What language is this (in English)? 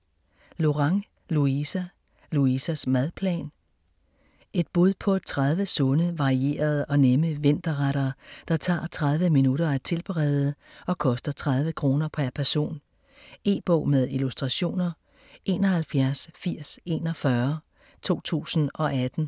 Danish